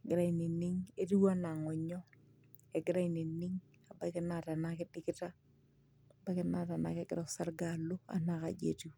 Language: Masai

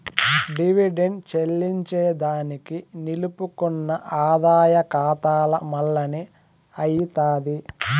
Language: Telugu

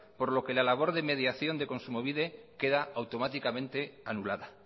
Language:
Spanish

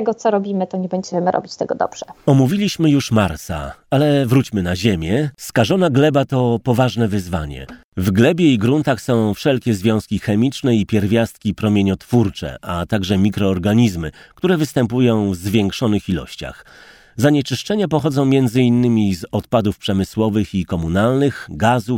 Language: Polish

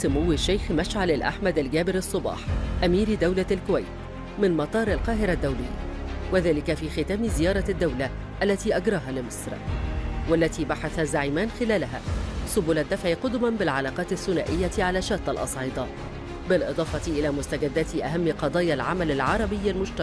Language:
Arabic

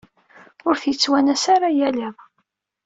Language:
Kabyle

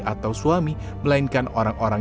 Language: Indonesian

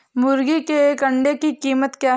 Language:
Hindi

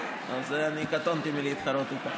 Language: Hebrew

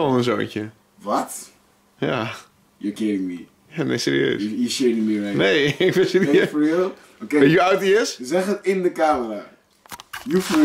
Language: Dutch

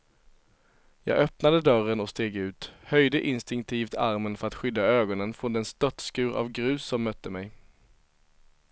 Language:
Swedish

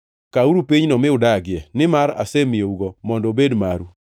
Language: Luo (Kenya and Tanzania)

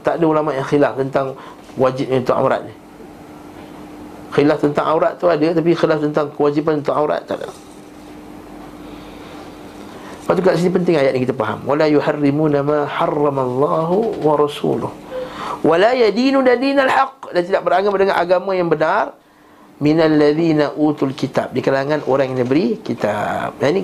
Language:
Malay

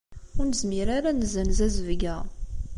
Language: Kabyle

